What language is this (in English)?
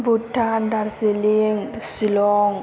Bodo